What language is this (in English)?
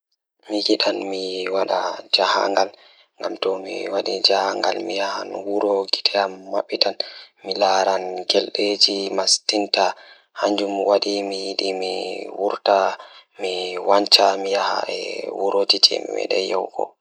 Fula